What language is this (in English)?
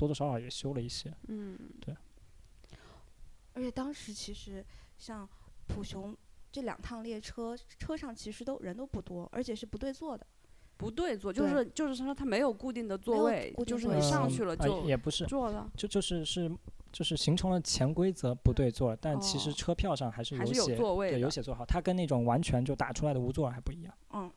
Chinese